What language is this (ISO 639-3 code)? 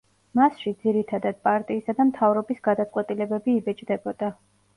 kat